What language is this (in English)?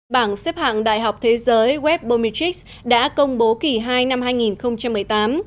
Vietnamese